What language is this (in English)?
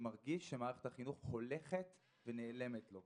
Hebrew